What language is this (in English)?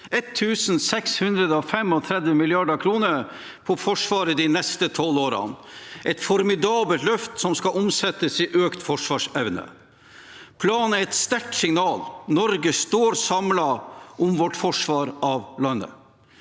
Norwegian